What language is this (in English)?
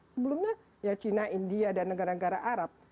Indonesian